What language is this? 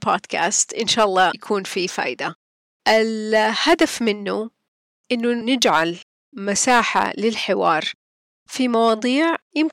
Arabic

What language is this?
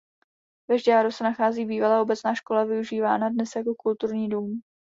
Czech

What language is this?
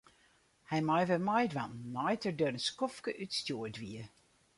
Western Frisian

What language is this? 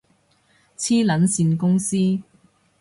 Cantonese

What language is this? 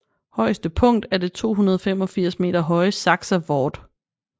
Danish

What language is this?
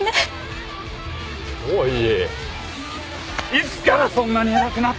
Japanese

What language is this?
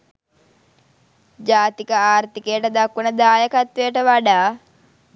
Sinhala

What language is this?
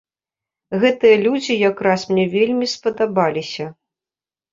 Belarusian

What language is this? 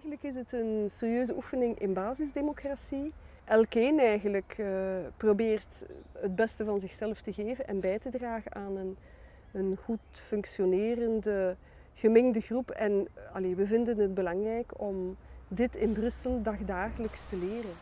Dutch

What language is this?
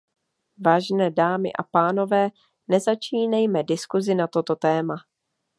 Czech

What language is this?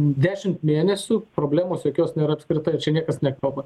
Lithuanian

